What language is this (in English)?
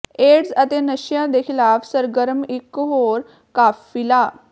Punjabi